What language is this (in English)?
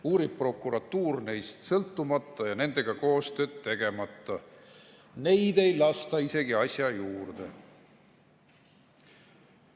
Estonian